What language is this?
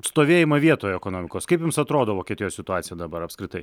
Lithuanian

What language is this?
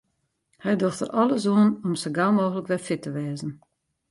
Western Frisian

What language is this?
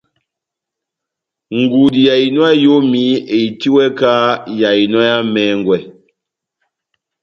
Batanga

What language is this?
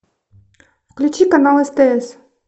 Russian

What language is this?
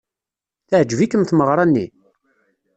Kabyle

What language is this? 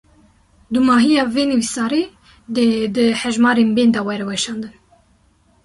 Kurdish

